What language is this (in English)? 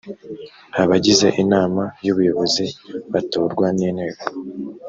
Kinyarwanda